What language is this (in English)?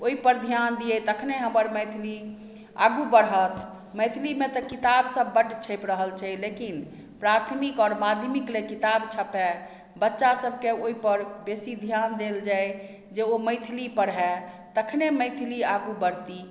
Maithili